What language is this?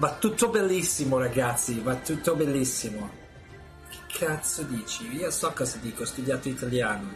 Italian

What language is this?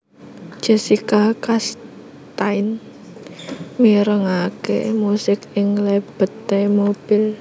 Javanese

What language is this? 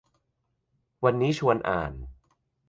Thai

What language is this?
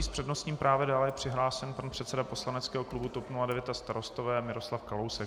Czech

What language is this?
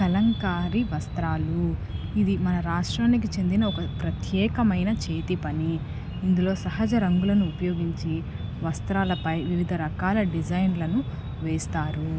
Telugu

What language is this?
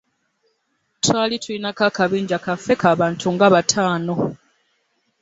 Ganda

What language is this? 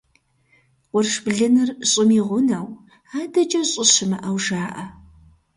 Kabardian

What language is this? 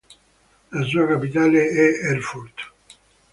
Italian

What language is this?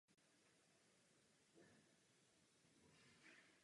Czech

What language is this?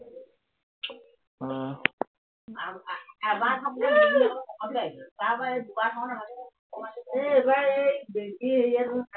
Assamese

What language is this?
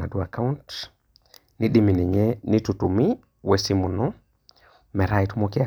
Masai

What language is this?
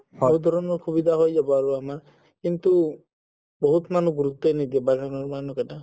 Assamese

